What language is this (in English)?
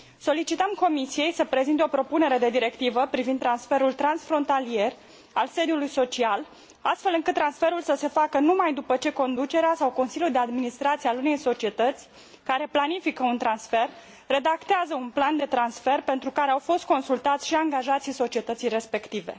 Romanian